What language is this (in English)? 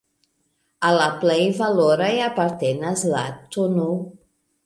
Esperanto